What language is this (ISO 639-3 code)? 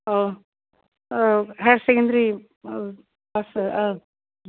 brx